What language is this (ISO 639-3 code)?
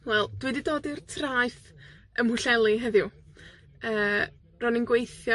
cym